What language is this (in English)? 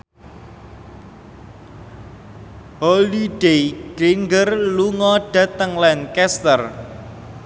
Javanese